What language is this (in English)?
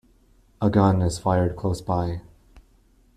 English